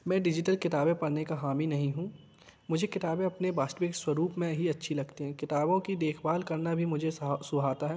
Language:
Hindi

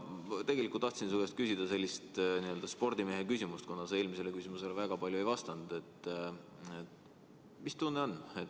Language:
Estonian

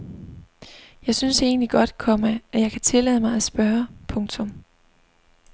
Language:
Danish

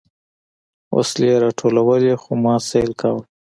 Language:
Pashto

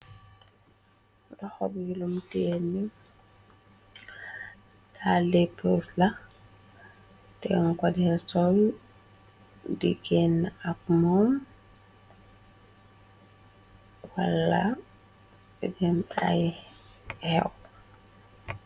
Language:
Wolof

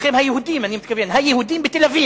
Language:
Hebrew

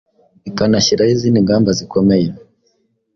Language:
Kinyarwanda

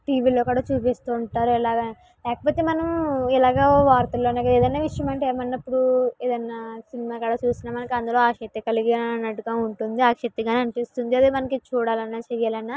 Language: Telugu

